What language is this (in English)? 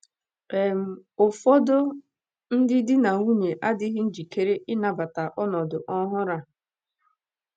Igbo